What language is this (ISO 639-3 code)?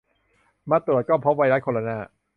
tha